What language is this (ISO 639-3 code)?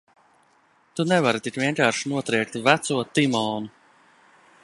lav